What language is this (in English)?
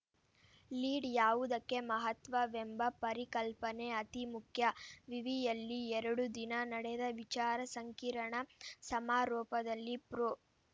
Kannada